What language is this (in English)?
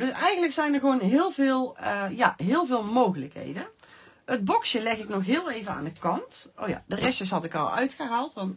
Dutch